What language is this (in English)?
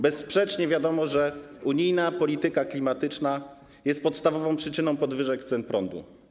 Polish